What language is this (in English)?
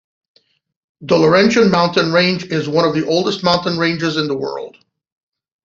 English